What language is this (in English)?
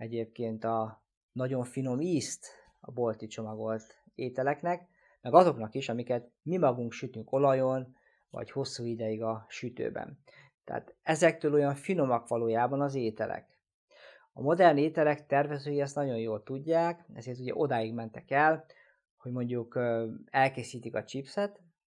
Hungarian